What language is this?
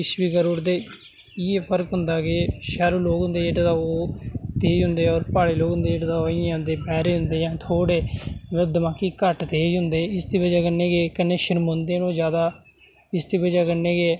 Dogri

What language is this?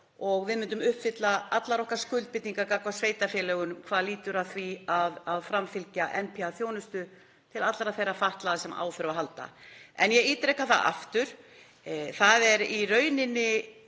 Icelandic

